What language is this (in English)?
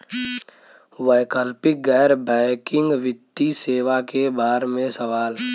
Bhojpuri